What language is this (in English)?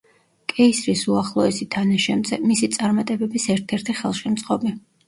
Georgian